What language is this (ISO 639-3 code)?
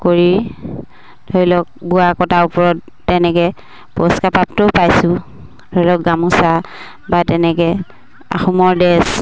asm